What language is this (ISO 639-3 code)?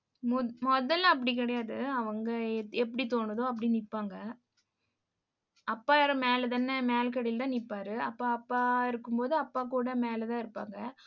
tam